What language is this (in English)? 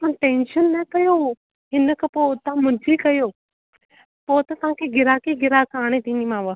Sindhi